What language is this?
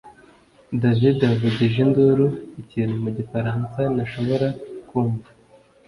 Kinyarwanda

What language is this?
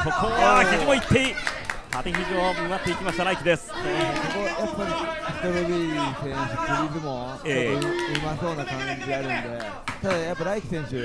Japanese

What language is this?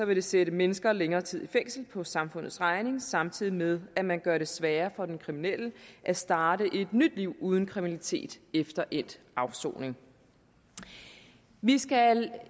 Danish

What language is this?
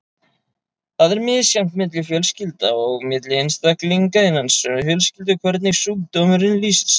Icelandic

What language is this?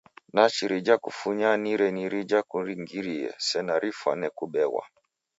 Taita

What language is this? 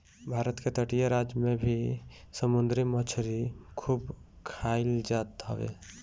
Bhojpuri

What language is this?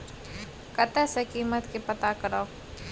Maithili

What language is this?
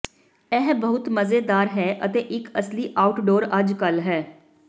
Punjabi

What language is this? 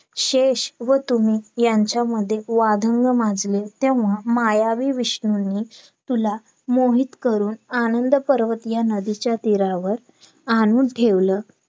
Marathi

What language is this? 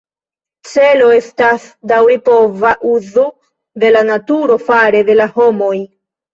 Esperanto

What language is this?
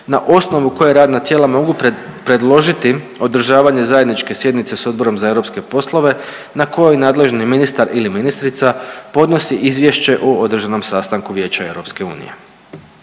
Croatian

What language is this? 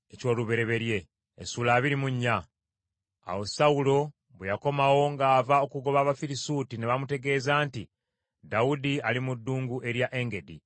Ganda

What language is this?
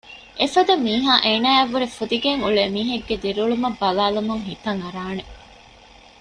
Divehi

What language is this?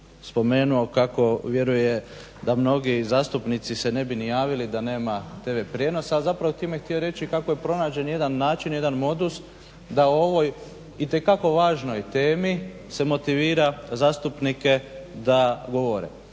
Croatian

